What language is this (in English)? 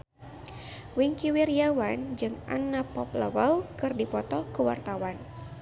Sundanese